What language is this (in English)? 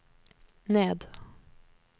Norwegian